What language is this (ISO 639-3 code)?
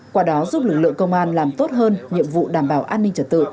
vie